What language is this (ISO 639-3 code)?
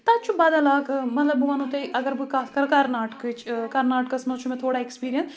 kas